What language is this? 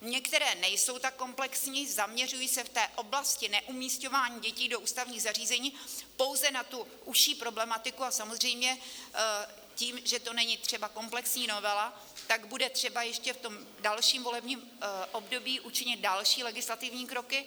Czech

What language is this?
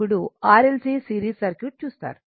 Telugu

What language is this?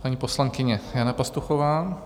Czech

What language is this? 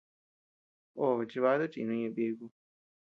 Tepeuxila Cuicatec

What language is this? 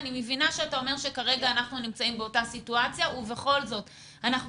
Hebrew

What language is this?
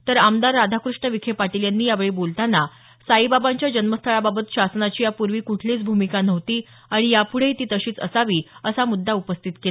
Marathi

